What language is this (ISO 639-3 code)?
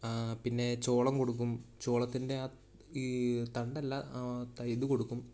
mal